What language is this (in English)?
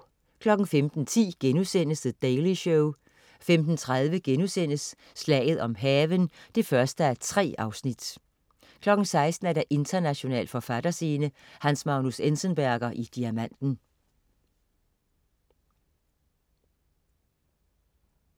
Danish